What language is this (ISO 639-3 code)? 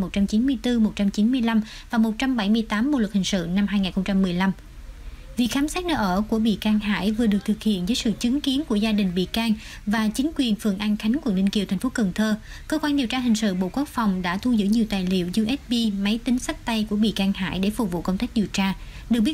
vie